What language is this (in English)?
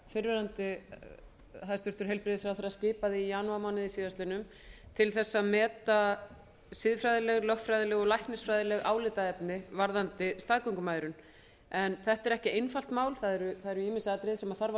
Icelandic